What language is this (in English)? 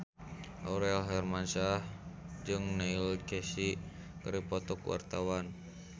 Sundanese